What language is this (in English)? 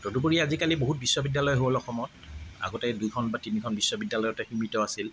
Assamese